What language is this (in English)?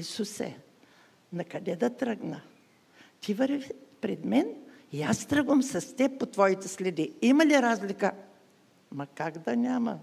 Bulgarian